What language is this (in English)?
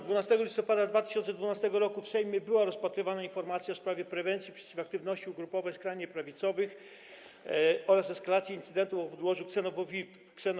Polish